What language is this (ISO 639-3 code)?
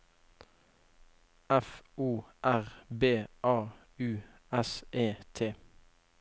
nor